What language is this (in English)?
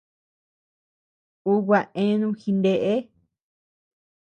Tepeuxila Cuicatec